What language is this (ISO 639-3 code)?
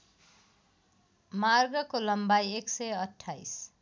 nep